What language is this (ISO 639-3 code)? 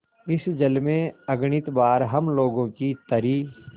hin